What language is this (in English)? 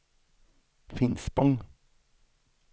Swedish